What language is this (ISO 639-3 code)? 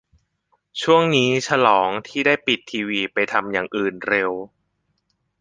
tha